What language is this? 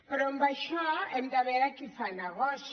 Catalan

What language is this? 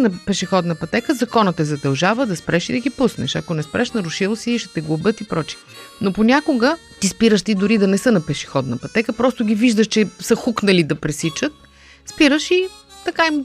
Bulgarian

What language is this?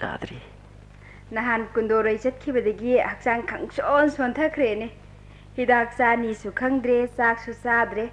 Korean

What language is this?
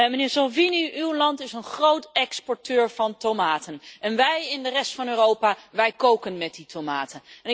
Dutch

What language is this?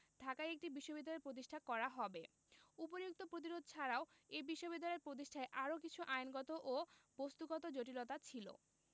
Bangla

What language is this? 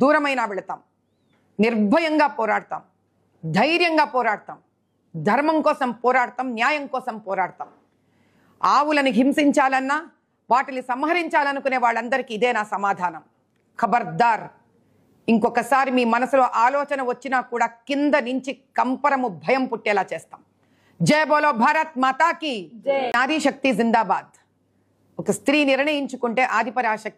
Telugu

